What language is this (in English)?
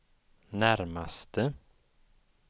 Swedish